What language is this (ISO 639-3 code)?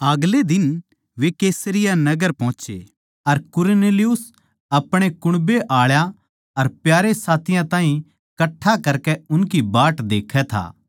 bgc